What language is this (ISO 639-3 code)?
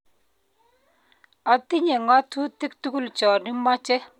kln